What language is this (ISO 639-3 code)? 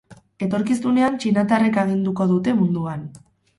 eus